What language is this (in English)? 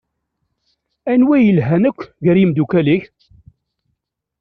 Kabyle